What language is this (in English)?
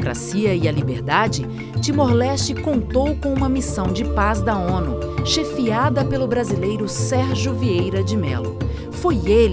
Portuguese